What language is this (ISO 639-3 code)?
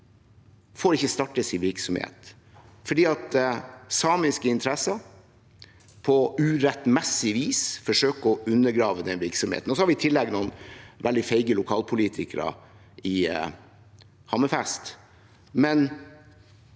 nor